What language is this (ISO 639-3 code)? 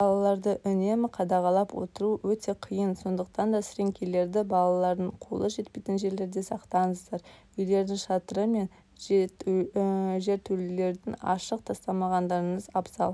kaz